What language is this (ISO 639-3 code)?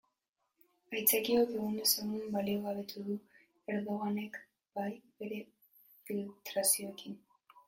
eus